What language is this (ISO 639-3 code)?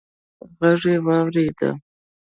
pus